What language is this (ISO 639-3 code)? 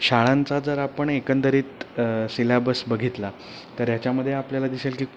mar